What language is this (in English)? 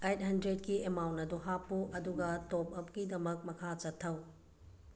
Manipuri